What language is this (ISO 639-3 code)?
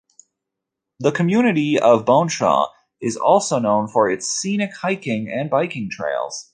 eng